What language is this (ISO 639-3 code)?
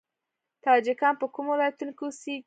pus